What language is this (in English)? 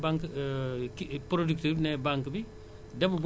Wolof